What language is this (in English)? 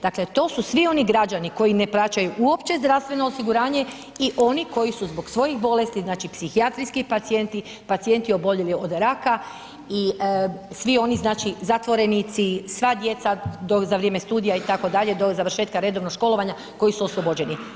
Croatian